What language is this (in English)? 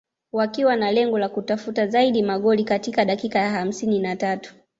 Swahili